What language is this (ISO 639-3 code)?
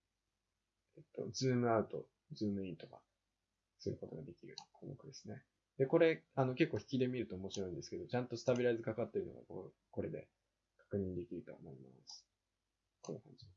jpn